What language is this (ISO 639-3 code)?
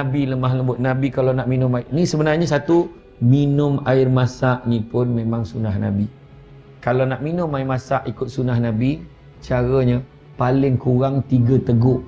msa